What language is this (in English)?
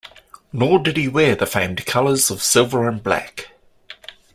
English